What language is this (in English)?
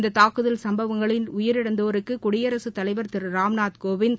Tamil